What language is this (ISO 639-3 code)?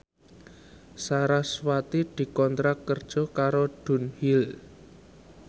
jav